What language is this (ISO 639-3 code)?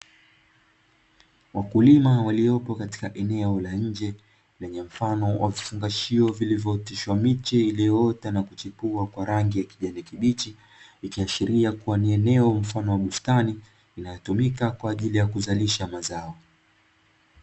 swa